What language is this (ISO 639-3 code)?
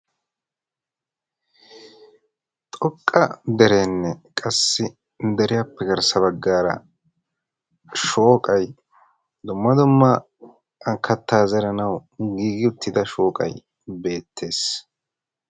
wal